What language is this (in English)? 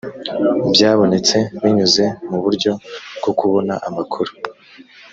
Kinyarwanda